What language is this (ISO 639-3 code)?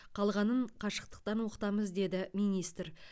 kaz